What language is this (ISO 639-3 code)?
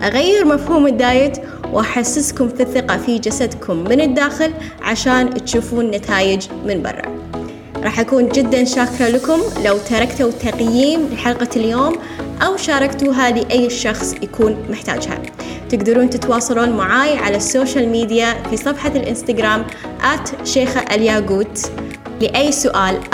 ara